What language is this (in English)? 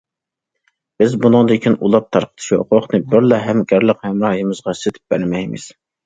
Uyghur